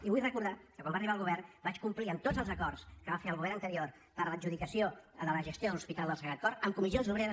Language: Catalan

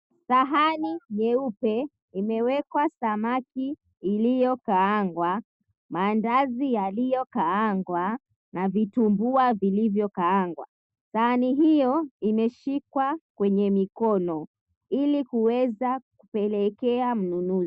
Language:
Swahili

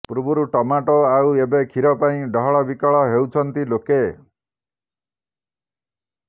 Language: Odia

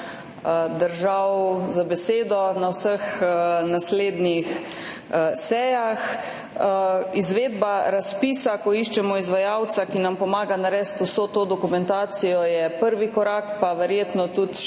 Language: Slovenian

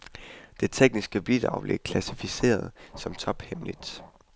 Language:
Danish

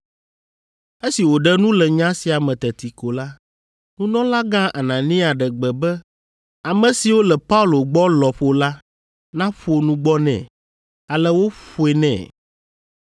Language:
Ewe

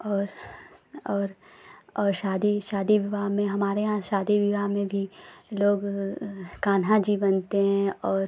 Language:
Hindi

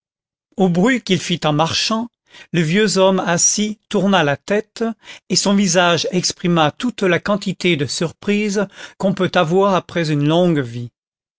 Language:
French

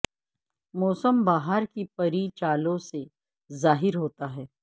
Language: Urdu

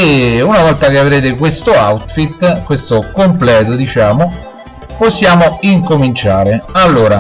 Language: Italian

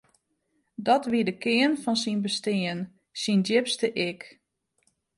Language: Western Frisian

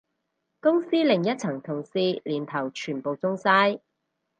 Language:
Cantonese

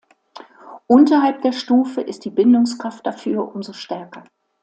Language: German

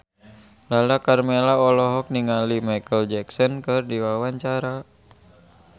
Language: Sundanese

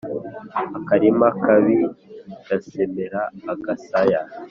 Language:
Kinyarwanda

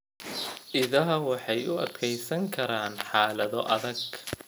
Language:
Somali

